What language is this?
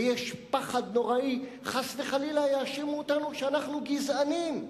Hebrew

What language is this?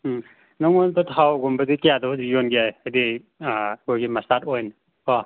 Manipuri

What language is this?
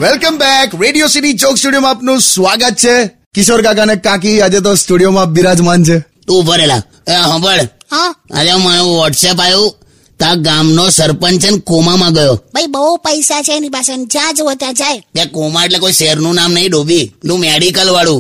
Hindi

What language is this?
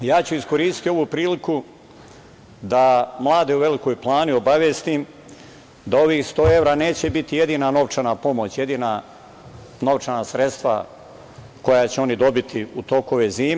Serbian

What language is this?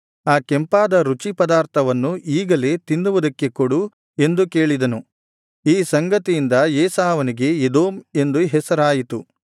Kannada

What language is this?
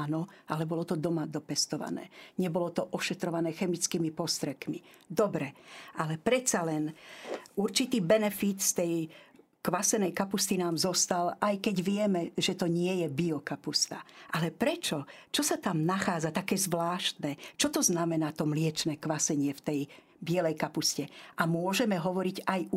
Slovak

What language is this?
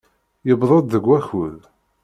Kabyle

